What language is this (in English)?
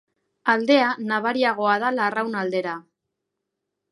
Basque